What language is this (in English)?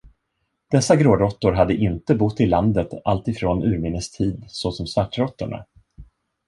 Swedish